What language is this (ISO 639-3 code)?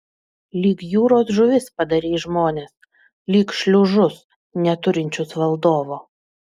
lit